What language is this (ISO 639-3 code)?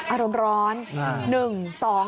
tha